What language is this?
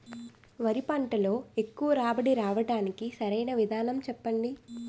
Telugu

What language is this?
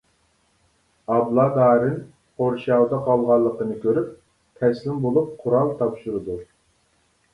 Uyghur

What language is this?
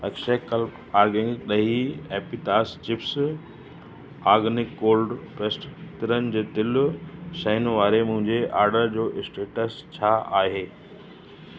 Sindhi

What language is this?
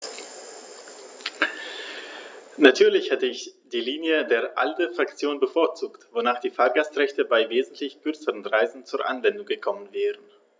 German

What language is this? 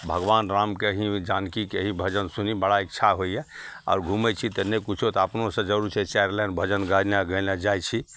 Maithili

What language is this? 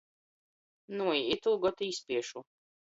Latgalian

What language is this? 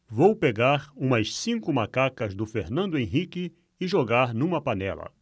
Portuguese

